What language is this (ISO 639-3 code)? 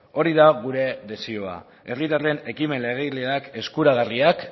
eus